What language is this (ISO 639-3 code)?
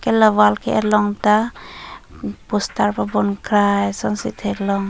mjw